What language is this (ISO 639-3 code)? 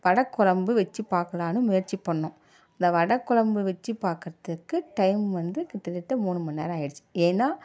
tam